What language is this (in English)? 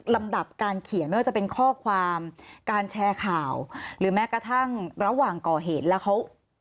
Thai